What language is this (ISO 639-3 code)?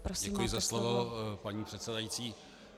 ces